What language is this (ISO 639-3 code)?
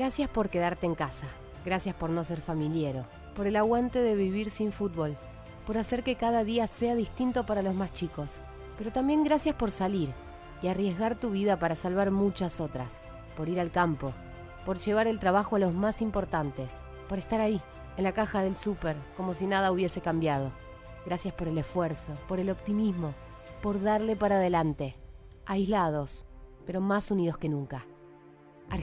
spa